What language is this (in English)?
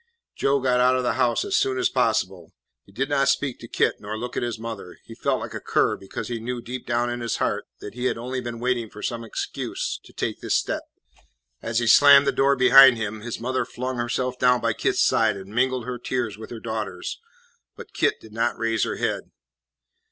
English